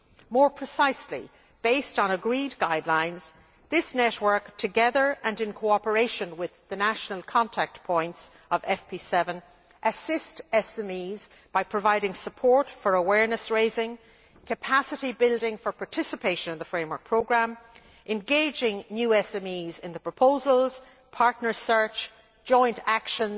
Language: English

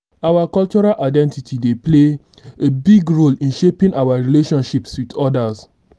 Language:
Nigerian Pidgin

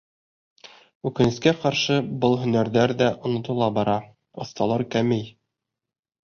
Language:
Bashkir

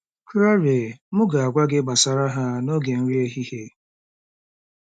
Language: Igbo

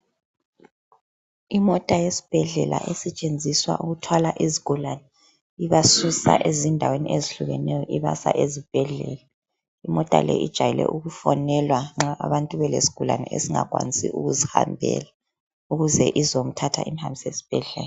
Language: North Ndebele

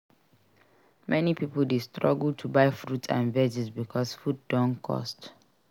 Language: Nigerian Pidgin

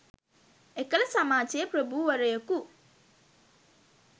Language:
Sinhala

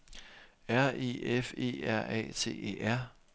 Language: Danish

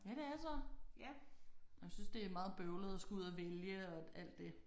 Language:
Danish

